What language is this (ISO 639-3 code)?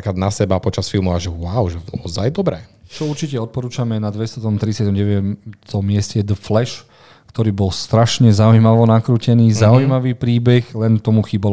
slk